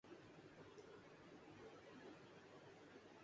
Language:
Urdu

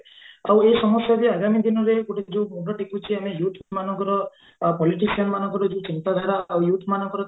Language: Odia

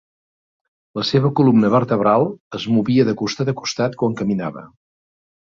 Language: Catalan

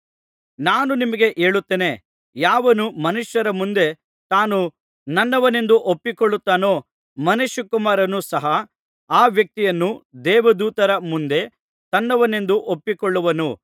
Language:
Kannada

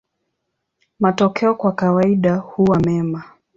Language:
Swahili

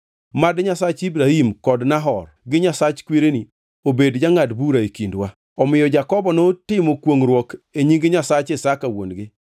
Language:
Luo (Kenya and Tanzania)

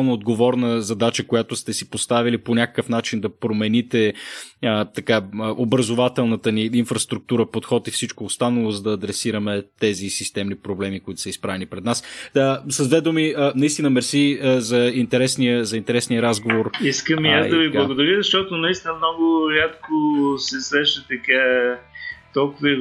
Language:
Bulgarian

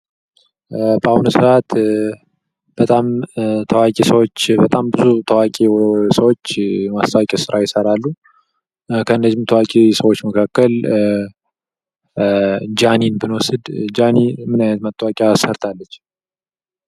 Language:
Amharic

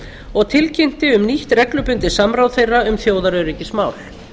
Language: Icelandic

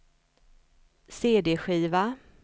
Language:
Swedish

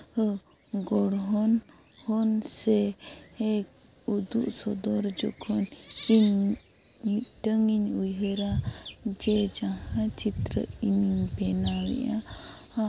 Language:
Santali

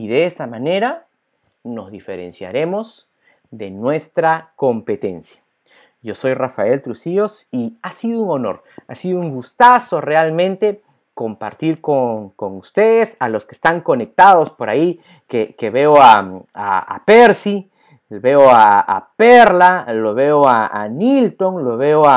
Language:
Spanish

